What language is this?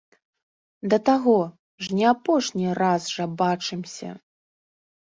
Belarusian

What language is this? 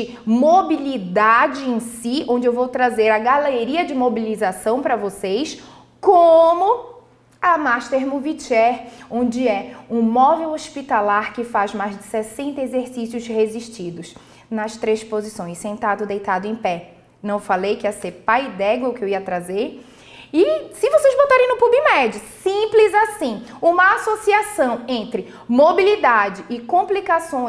Portuguese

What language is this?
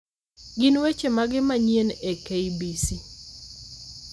Luo (Kenya and Tanzania)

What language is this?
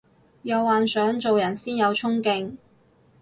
Cantonese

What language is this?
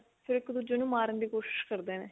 Punjabi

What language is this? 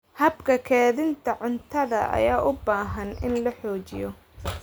Somali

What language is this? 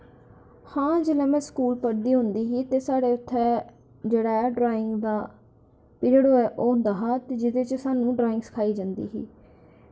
Dogri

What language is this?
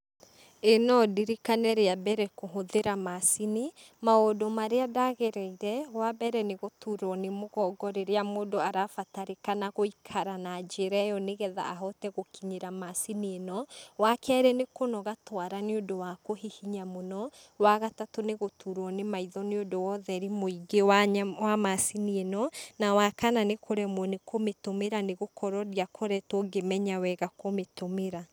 Kikuyu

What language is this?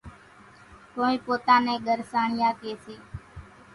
Kachi Koli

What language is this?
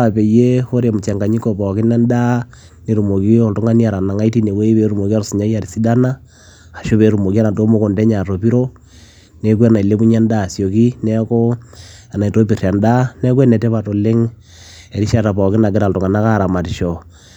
Masai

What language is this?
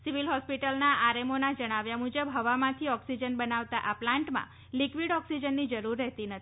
Gujarati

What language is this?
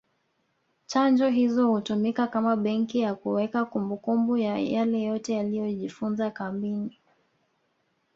Swahili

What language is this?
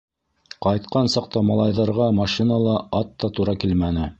Bashkir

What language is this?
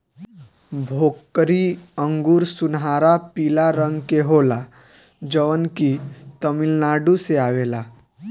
Bhojpuri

